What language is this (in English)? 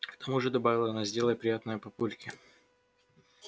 Russian